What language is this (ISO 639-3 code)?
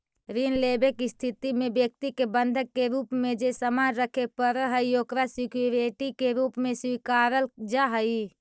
mag